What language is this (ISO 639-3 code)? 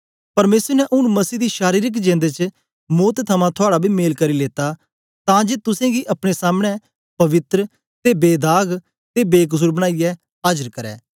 doi